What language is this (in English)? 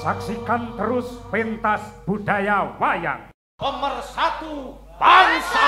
Indonesian